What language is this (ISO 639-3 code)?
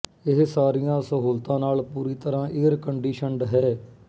pan